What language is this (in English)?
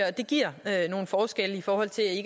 Danish